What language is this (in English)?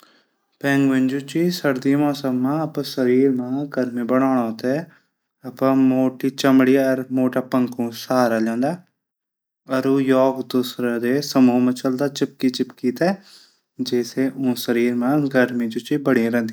Garhwali